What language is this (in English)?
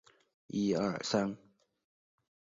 Chinese